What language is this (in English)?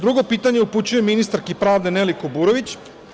Serbian